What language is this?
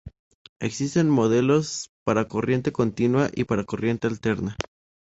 Spanish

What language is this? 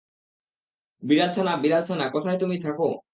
Bangla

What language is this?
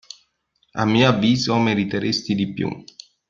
Italian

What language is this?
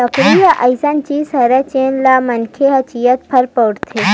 Chhattisgarhi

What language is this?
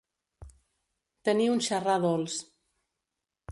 Catalan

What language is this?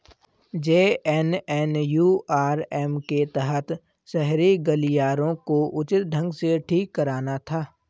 Hindi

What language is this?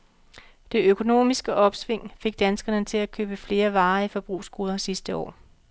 Danish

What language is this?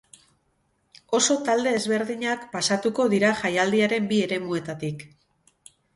Basque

